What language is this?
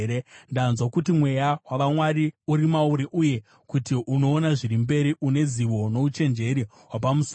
Shona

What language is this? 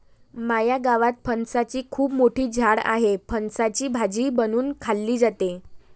Marathi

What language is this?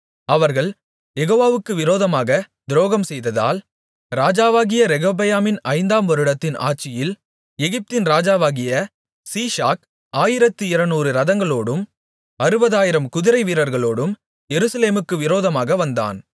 Tamil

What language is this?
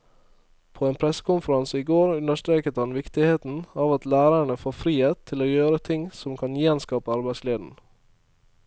Norwegian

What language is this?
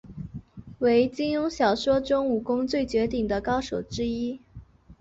Chinese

